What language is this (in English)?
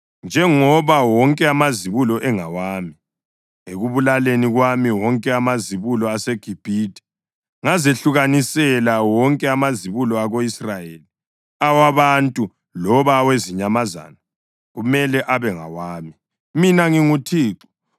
North Ndebele